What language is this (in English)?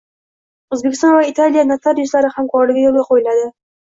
Uzbek